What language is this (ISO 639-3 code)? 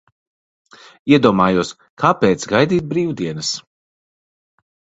lav